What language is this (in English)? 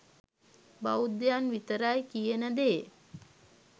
Sinhala